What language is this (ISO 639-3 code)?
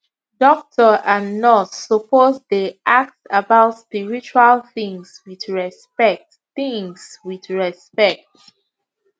pcm